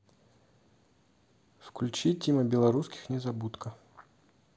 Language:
Russian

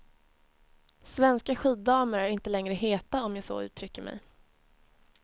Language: Swedish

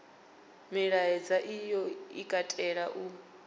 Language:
Venda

